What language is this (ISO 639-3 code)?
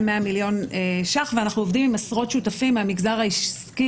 heb